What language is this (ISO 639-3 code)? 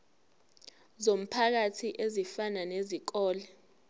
zul